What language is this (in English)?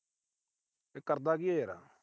Punjabi